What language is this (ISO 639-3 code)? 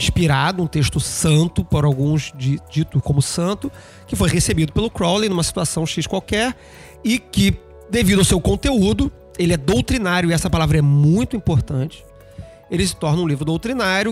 por